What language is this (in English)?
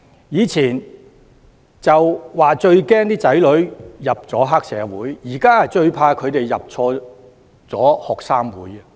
Cantonese